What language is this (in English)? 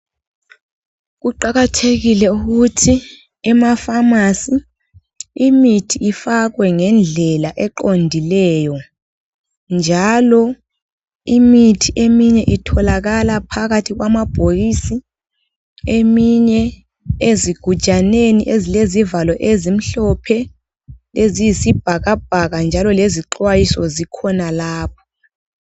North Ndebele